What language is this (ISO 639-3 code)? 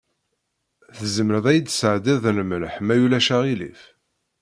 kab